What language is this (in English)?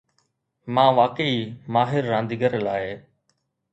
Sindhi